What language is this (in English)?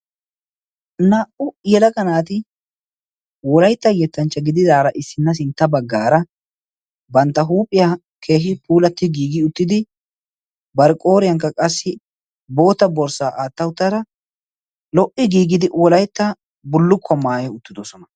Wolaytta